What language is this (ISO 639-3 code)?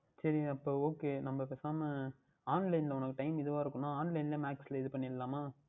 tam